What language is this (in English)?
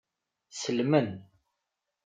Kabyle